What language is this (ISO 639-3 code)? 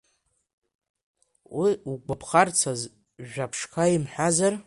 abk